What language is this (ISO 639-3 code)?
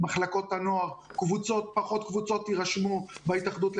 heb